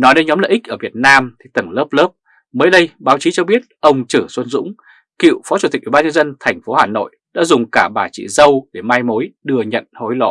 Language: Vietnamese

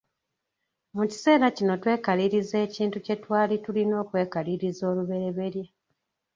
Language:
Ganda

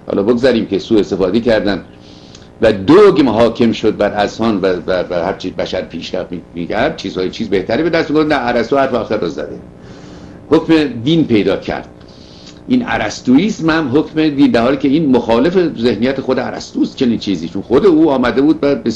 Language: Persian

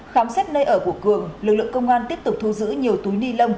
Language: Vietnamese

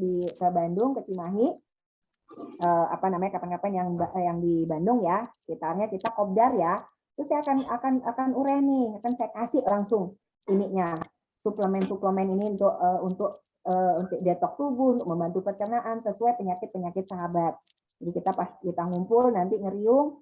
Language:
Indonesian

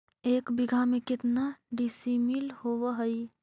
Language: Magahi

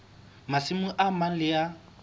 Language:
Southern Sotho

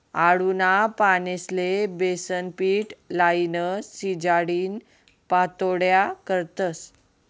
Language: Marathi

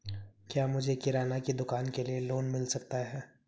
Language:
Hindi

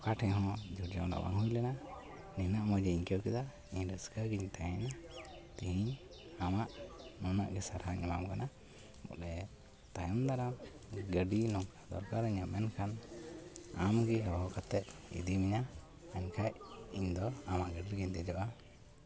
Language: Santali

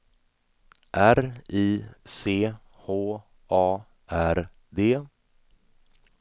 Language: Swedish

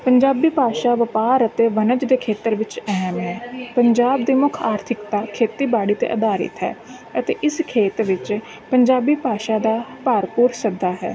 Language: Punjabi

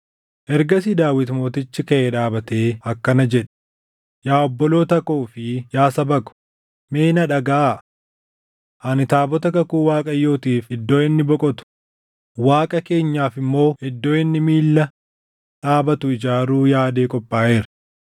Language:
Oromo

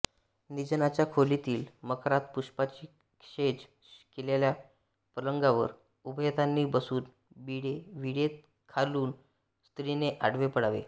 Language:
Marathi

